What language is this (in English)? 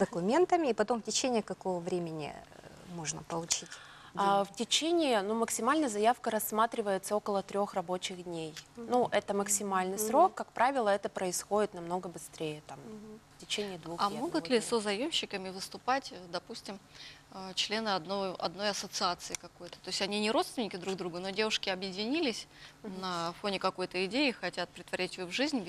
Russian